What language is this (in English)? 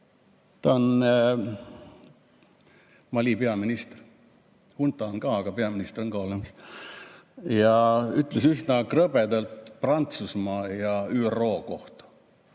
Estonian